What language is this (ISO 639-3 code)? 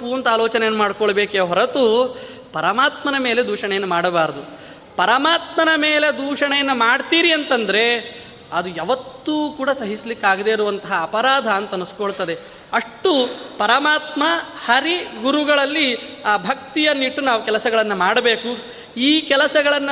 kan